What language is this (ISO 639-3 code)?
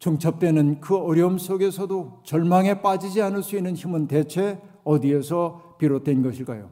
kor